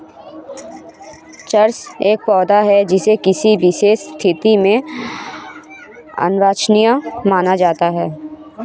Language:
Hindi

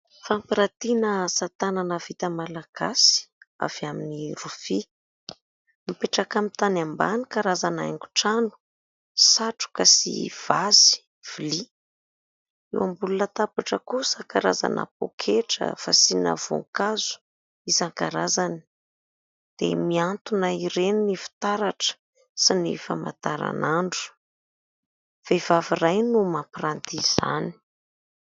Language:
Malagasy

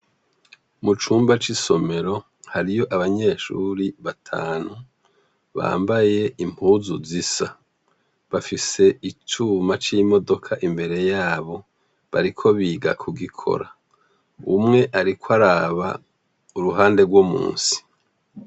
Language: Rundi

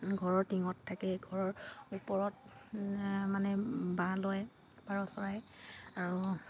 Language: Assamese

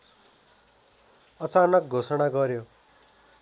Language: Nepali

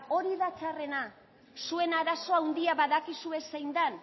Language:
Basque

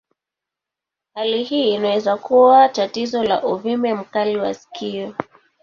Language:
Swahili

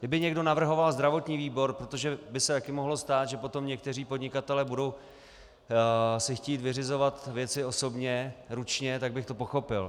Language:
Czech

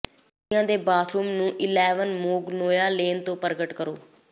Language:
Punjabi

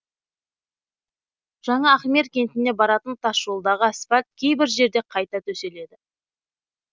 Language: Kazakh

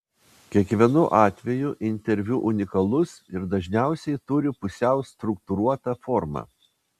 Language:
Lithuanian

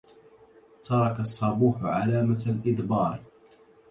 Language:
Arabic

